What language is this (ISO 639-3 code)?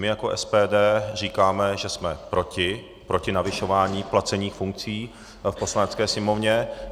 ces